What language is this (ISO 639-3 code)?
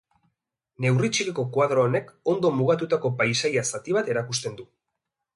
eus